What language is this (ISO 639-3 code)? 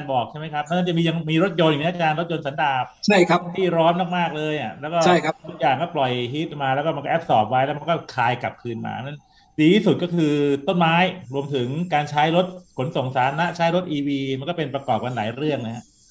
tha